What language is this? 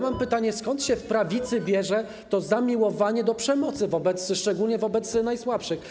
Polish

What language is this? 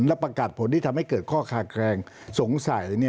Thai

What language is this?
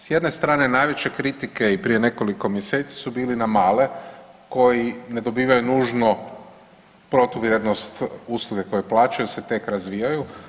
Croatian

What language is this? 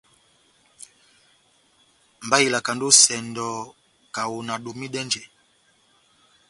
Batanga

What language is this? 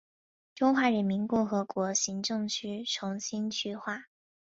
Chinese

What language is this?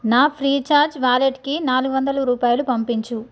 Telugu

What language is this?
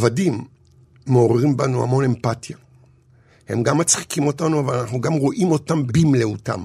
Hebrew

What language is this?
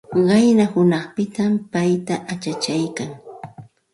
Santa Ana de Tusi Pasco Quechua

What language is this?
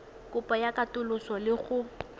Tswana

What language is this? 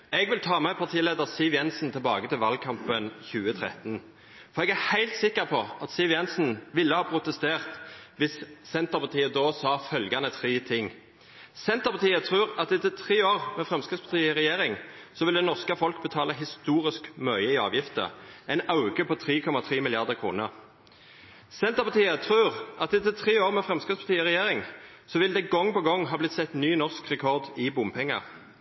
Norwegian Nynorsk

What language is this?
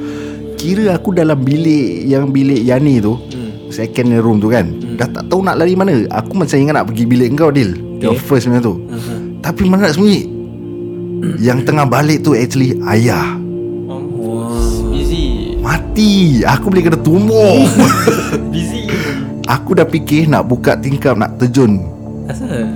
Malay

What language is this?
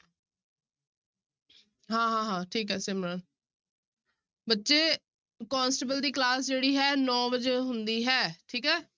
Punjabi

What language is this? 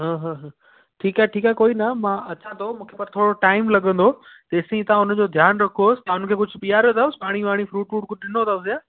Sindhi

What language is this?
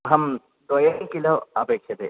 Sanskrit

